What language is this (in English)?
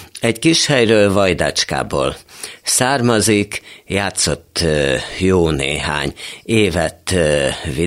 Hungarian